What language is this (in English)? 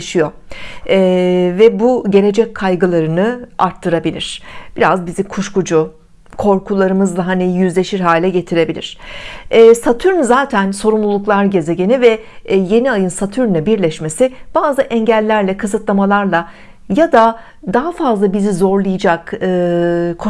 Turkish